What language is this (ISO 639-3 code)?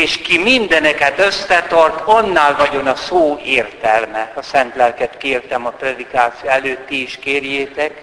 hun